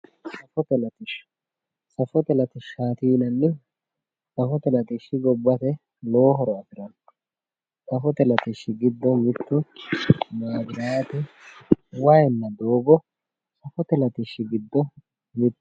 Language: Sidamo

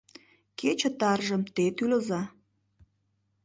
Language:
Mari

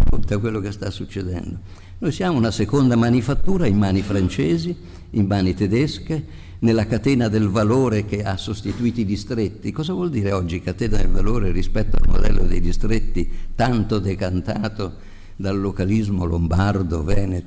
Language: Italian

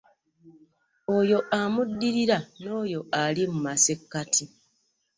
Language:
Ganda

